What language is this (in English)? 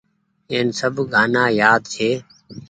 Goaria